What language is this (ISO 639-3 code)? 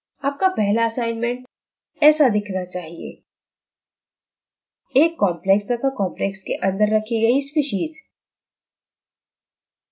hin